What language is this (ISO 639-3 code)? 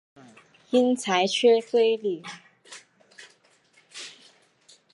zho